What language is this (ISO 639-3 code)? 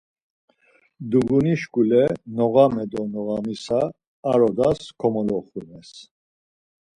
lzz